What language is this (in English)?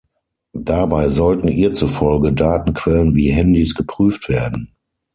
German